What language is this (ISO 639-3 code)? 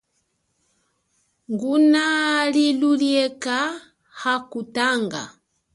cjk